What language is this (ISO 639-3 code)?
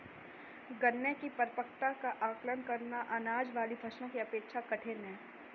hin